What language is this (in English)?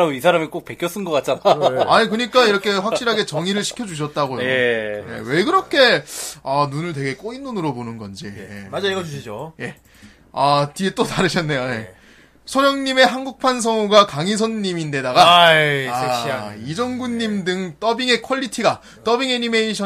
Korean